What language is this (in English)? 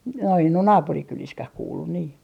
Finnish